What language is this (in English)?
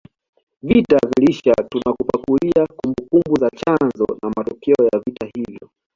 Swahili